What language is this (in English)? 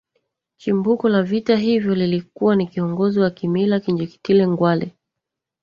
Swahili